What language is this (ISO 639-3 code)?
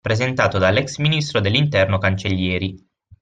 ita